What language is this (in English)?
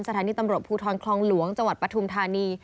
Thai